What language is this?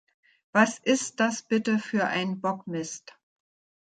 German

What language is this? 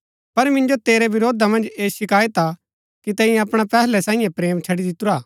Gaddi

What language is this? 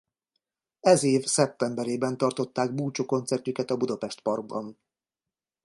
Hungarian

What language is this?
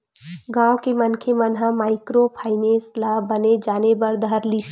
Chhattisgarhi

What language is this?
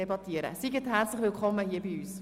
Swiss German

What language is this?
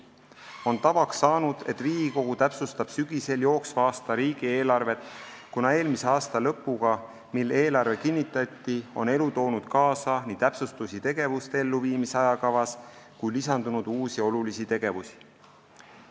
Estonian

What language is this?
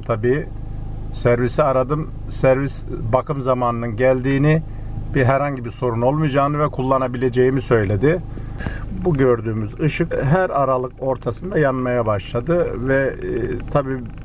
Turkish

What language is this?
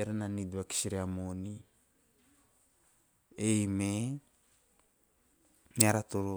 Teop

